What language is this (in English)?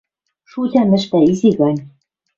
Western Mari